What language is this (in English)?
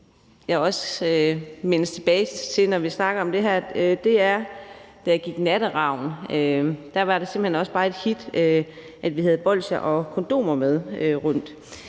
Danish